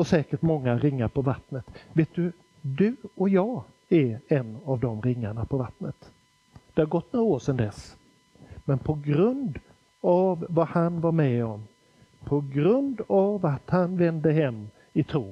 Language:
Swedish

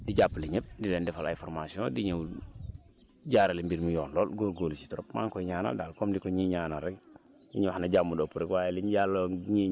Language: Wolof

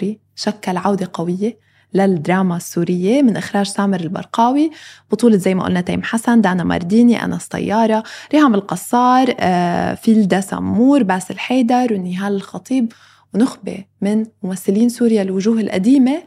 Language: Arabic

